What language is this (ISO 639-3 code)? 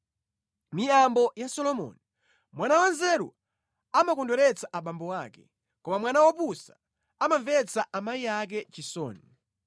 nya